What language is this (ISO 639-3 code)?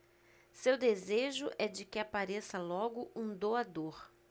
por